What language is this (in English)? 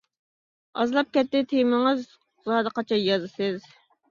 Uyghur